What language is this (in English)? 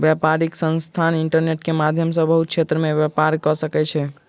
Maithili